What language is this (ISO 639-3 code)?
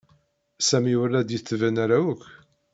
kab